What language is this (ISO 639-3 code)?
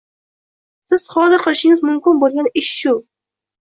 uzb